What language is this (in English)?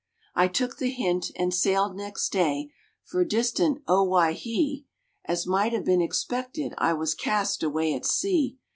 English